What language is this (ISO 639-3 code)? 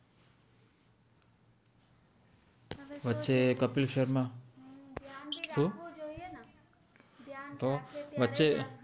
guj